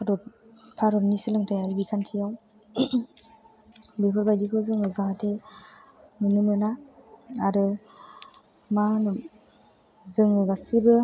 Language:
Bodo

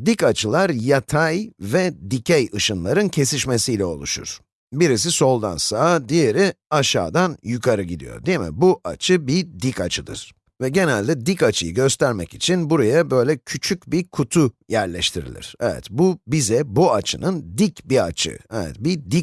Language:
Turkish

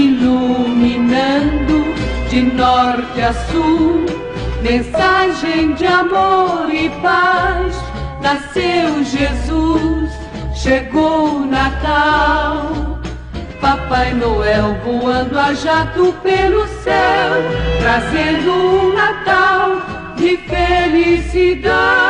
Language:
Portuguese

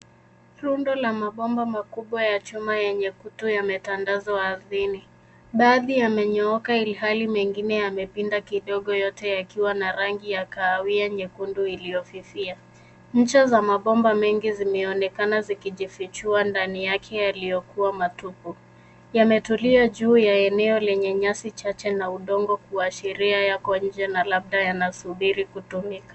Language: Swahili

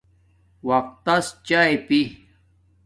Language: Domaaki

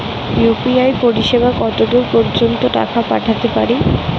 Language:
Bangla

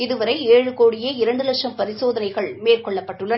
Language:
Tamil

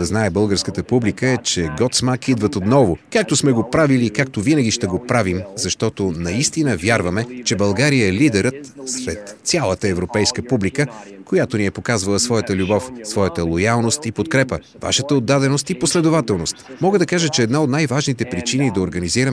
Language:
Bulgarian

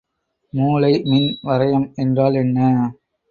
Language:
Tamil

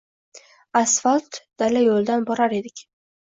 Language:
Uzbek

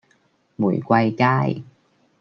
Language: Cantonese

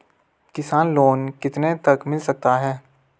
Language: Hindi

